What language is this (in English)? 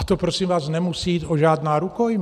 Czech